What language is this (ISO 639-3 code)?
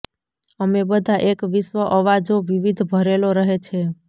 guj